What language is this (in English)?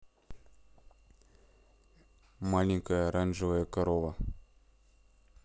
Russian